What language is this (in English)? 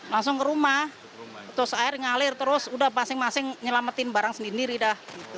Indonesian